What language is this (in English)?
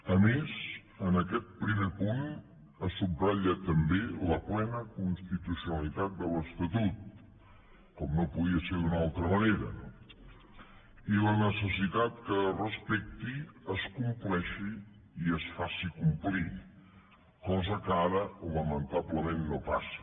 Catalan